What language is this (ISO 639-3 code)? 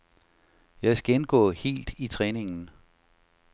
dan